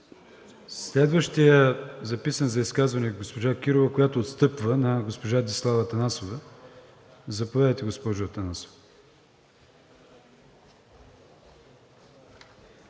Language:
Bulgarian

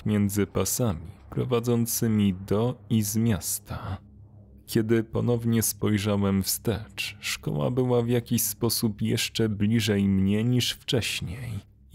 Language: Polish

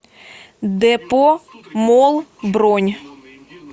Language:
Russian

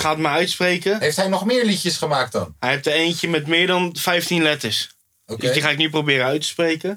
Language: Dutch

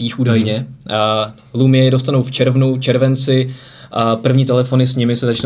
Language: Czech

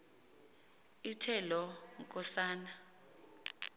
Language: Xhosa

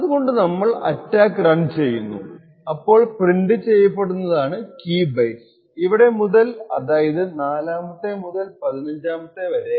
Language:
Malayalam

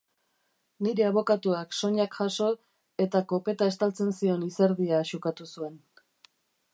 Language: Basque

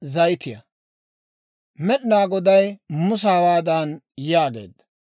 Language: Dawro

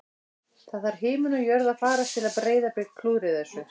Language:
Icelandic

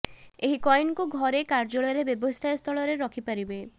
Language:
Odia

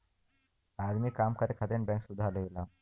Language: Bhojpuri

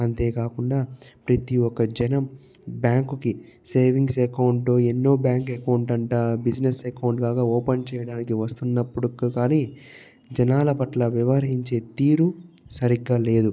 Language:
Telugu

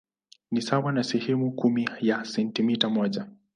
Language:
Swahili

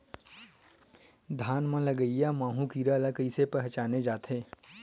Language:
Chhattisgarhi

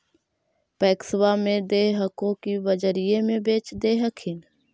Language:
Magahi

